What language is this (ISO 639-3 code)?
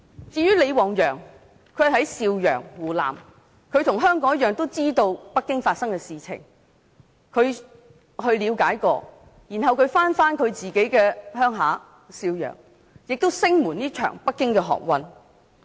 yue